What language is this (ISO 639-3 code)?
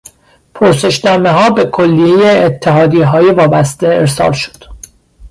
fas